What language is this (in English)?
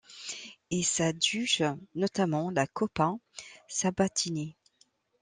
French